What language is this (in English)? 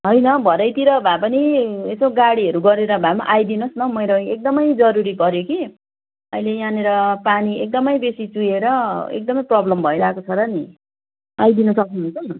Nepali